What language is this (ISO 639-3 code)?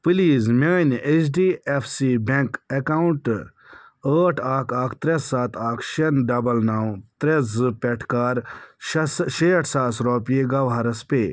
kas